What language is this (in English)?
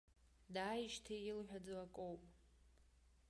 Abkhazian